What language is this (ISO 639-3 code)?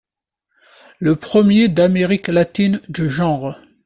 fra